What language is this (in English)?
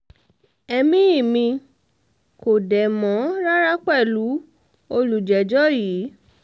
Yoruba